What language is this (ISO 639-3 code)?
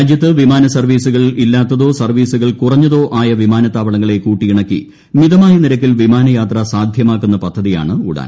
mal